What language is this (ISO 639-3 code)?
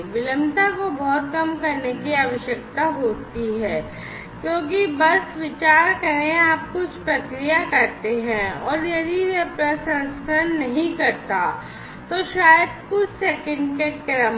hin